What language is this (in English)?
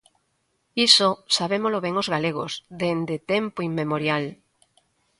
Galician